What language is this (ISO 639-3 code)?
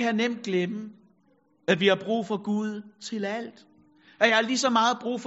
dan